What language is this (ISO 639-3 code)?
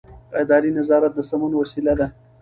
pus